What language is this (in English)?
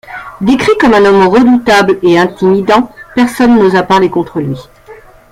French